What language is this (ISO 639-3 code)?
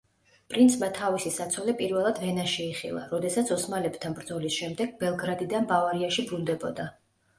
kat